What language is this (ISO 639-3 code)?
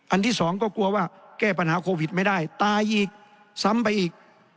tha